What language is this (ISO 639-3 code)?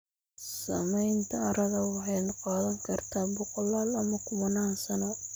som